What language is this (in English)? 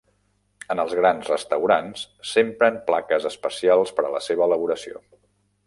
Catalan